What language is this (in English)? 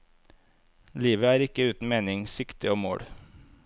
Norwegian